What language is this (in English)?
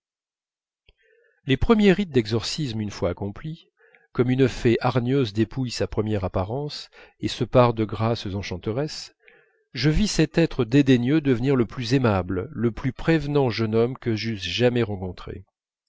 French